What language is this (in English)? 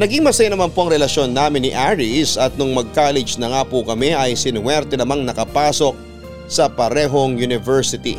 Filipino